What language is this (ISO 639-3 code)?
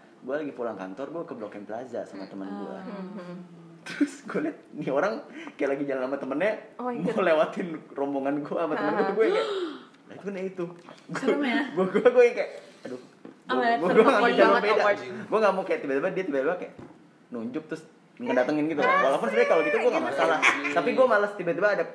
ind